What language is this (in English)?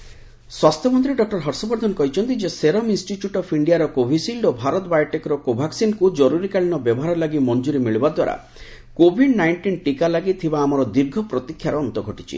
Odia